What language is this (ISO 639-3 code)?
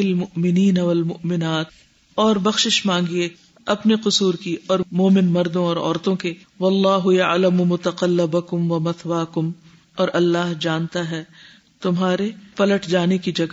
urd